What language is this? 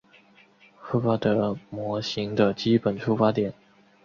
Chinese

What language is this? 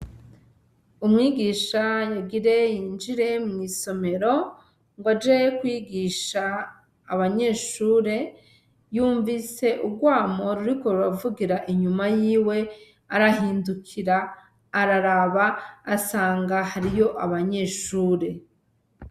Rundi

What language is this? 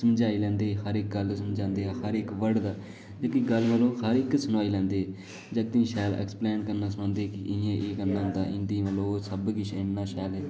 Dogri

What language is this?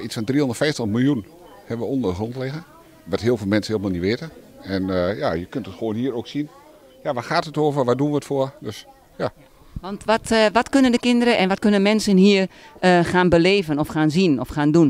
Dutch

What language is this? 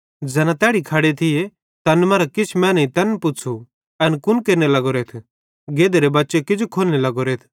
Bhadrawahi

